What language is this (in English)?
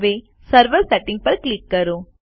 Gujarati